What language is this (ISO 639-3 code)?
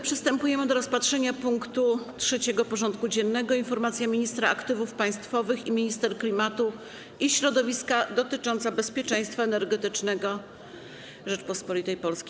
pol